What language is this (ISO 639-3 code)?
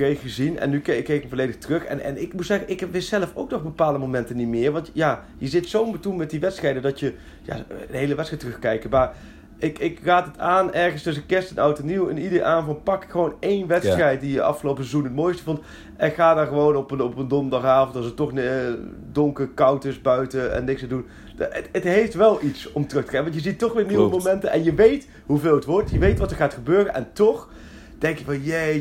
nld